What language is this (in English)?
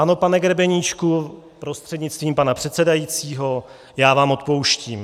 Czech